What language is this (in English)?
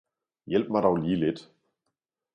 Danish